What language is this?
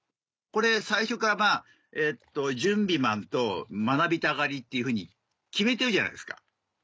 Japanese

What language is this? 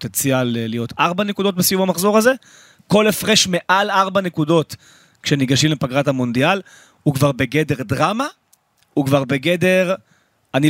Hebrew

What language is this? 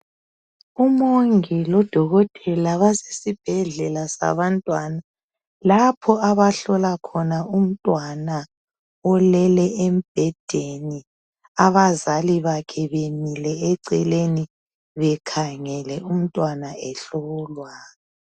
North Ndebele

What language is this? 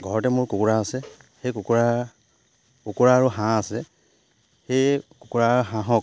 Assamese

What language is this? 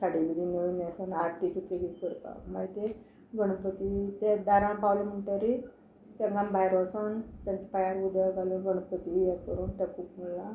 Konkani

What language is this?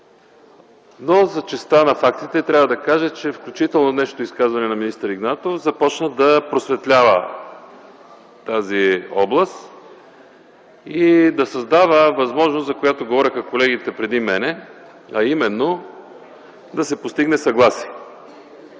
Bulgarian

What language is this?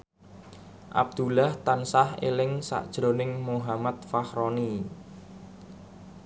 Javanese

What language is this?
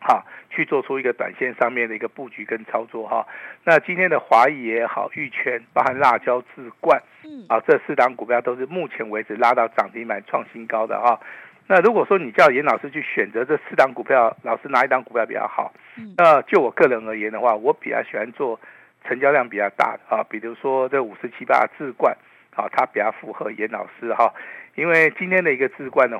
Chinese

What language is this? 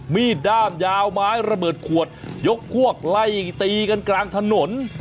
Thai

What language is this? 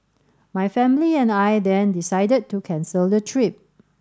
English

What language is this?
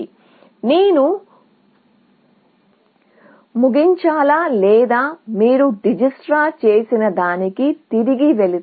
Telugu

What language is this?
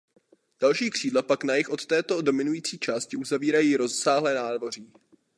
Czech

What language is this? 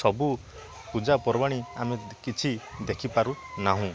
Odia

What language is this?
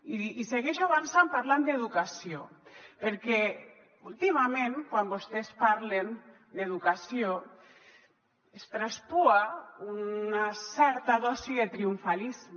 Catalan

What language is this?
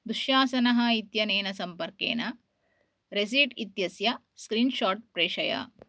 Sanskrit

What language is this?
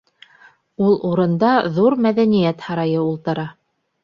Bashkir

